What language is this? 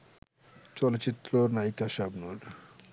Bangla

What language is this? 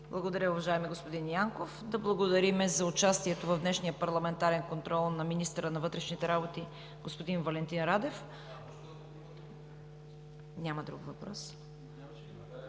Bulgarian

